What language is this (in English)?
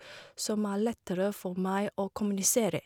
Norwegian